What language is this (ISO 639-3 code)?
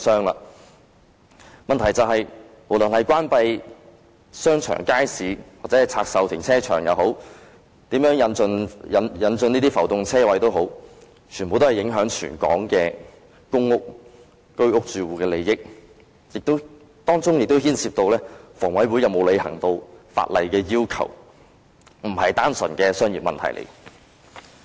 yue